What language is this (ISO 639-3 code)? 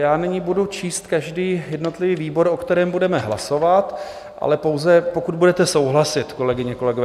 ces